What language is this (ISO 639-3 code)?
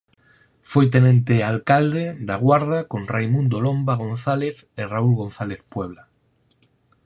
glg